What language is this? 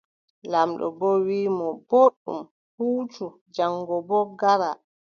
Adamawa Fulfulde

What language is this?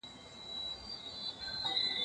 Pashto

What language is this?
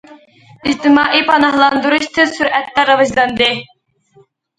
Uyghur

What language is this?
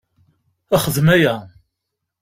Kabyle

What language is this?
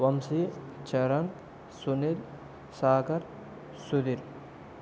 Telugu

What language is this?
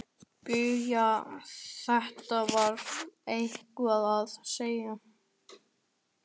Icelandic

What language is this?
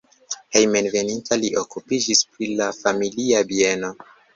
Esperanto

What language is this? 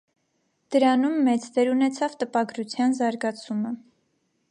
Armenian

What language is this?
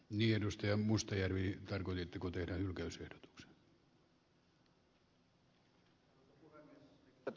Finnish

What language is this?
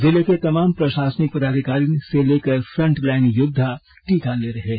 Hindi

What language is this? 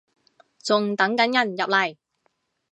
Cantonese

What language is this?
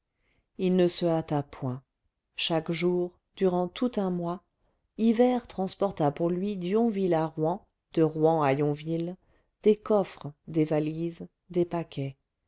French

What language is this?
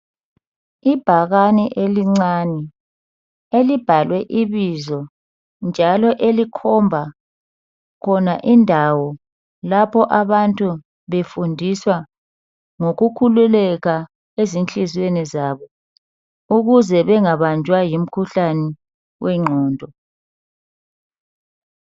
North Ndebele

